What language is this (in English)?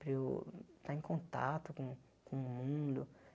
Portuguese